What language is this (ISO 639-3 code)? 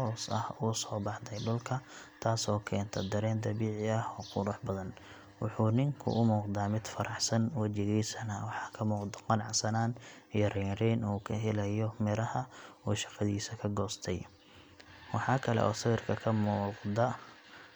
som